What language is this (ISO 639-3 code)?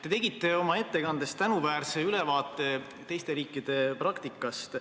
est